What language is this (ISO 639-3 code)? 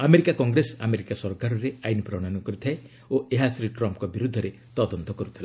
ori